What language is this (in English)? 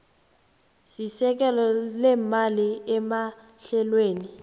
South Ndebele